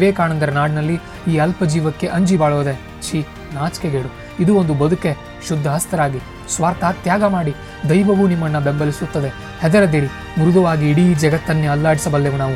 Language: Kannada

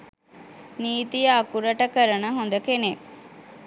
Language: Sinhala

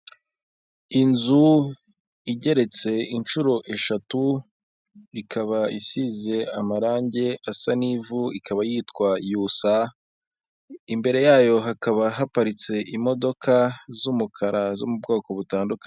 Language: Kinyarwanda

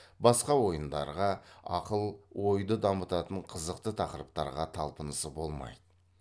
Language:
Kazakh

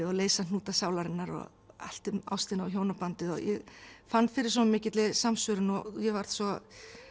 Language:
Icelandic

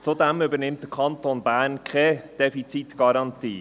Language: Swiss German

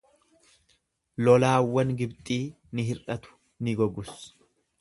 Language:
Oromo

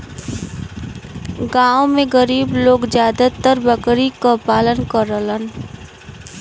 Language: Bhojpuri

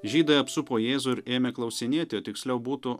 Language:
Lithuanian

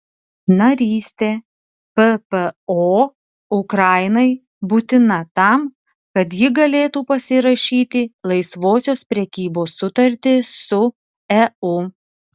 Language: Lithuanian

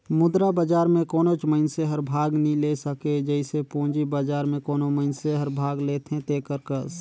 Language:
Chhattisgarhi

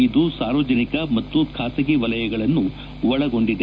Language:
Kannada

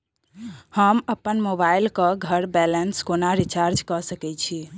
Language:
Maithili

